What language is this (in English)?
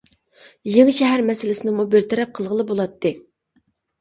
Uyghur